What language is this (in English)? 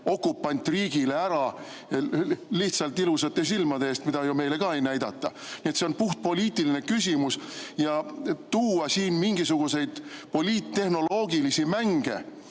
Estonian